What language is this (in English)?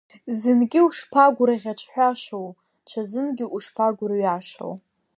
Abkhazian